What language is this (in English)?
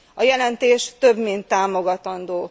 Hungarian